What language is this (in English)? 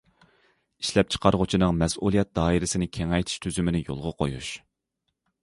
Uyghur